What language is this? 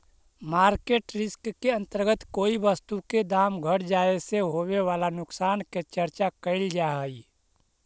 Magahi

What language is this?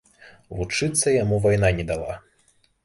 Belarusian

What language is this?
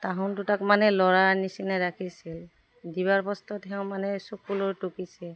Assamese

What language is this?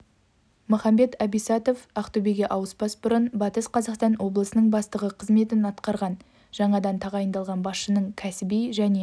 Kazakh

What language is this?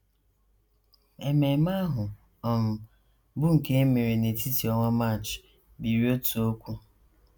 Igbo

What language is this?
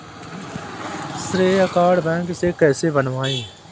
Hindi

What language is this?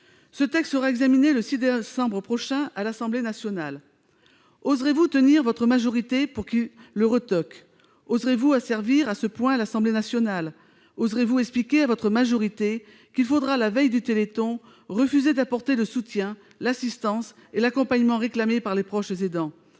French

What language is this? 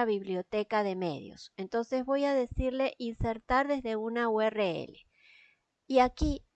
Spanish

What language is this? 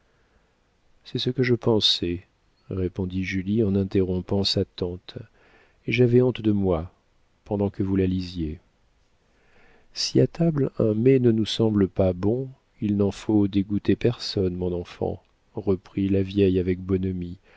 French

